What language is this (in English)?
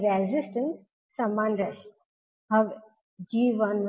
Gujarati